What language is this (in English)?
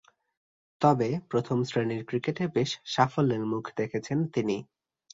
Bangla